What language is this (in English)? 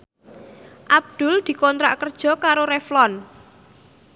Javanese